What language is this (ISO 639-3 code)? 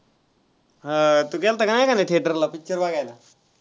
mar